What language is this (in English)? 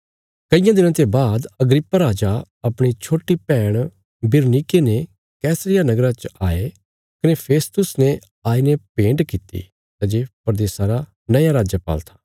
Bilaspuri